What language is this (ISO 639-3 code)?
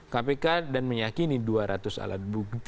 ind